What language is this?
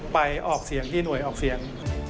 Thai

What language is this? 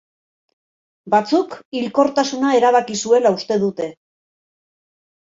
Basque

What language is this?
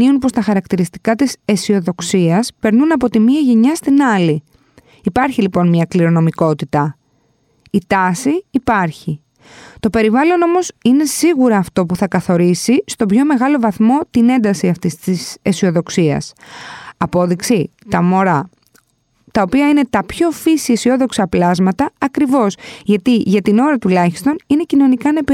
Greek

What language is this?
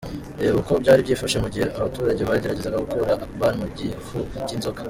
Kinyarwanda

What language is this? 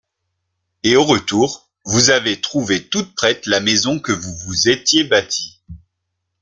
French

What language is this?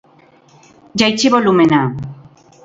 Basque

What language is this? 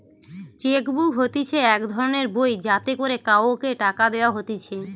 Bangla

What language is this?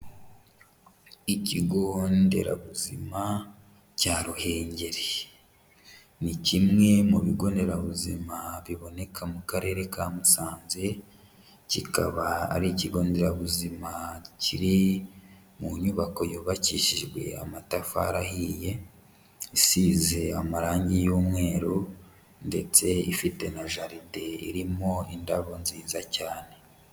Kinyarwanda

